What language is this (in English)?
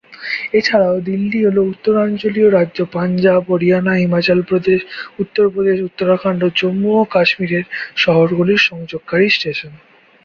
Bangla